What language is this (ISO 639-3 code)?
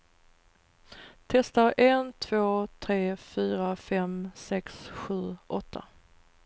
swe